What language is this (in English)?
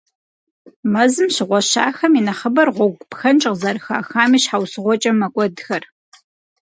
Kabardian